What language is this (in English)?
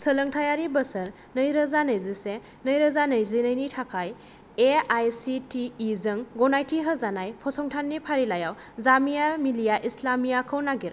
Bodo